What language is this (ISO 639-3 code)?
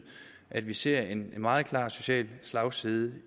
dan